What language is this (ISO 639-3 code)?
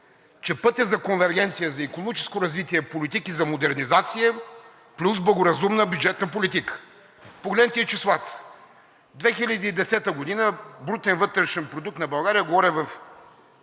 bul